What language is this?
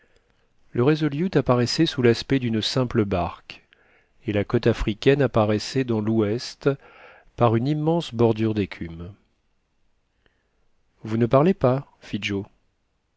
French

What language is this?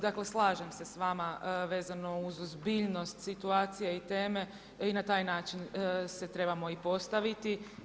Croatian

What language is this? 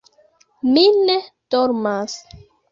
Esperanto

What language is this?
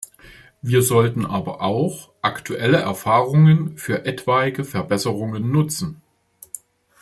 German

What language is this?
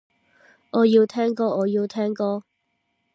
Cantonese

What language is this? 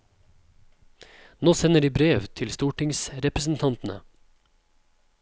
Norwegian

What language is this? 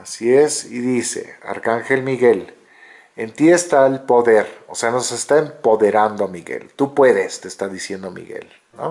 Spanish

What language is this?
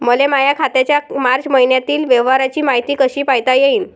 Marathi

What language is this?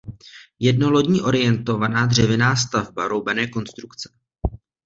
Czech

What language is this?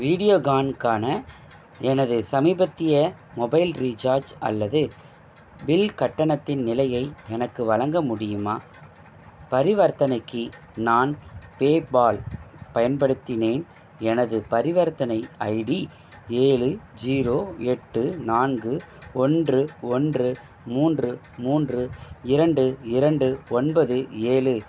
Tamil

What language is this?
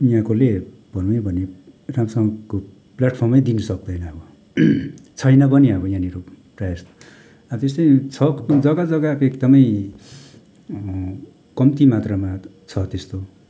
Nepali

